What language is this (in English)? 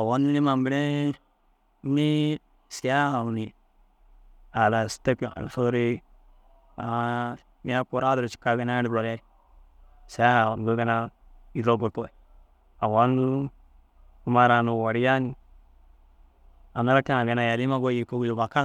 Dazaga